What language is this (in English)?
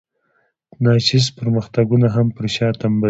Pashto